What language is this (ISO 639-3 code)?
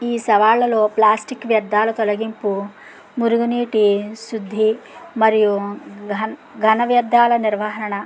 tel